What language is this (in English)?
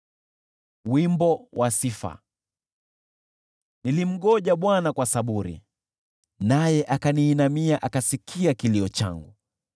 Swahili